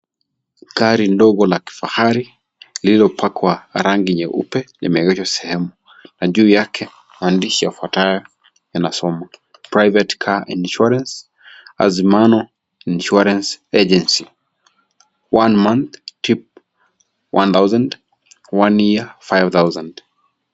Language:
Swahili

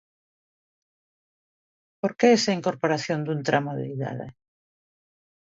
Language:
Galician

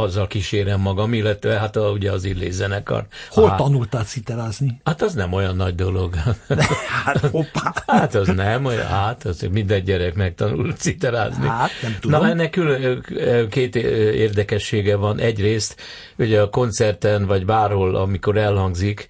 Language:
Hungarian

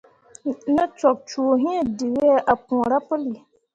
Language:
Mundang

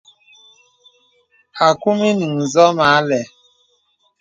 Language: Bebele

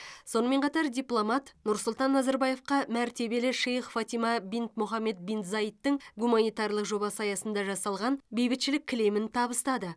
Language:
Kazakh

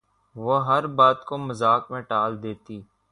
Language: Urdu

